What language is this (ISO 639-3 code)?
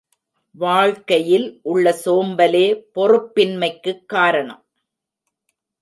tam